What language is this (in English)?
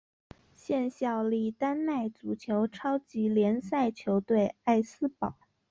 Chinese